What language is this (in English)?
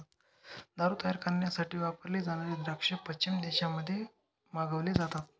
Marathi